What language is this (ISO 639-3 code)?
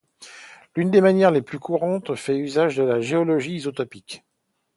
fra